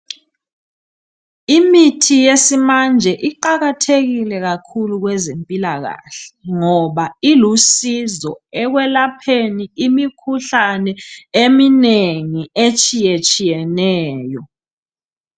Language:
North Ndebele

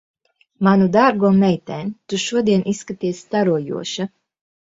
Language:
Latvian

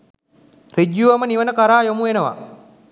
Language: Sinhala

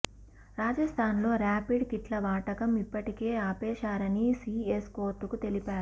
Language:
Telugu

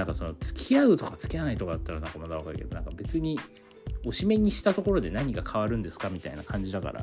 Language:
Japanese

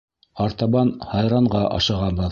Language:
Bashkir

